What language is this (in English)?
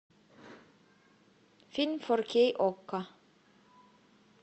Russian